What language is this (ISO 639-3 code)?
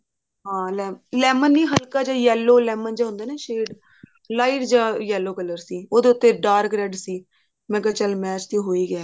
pan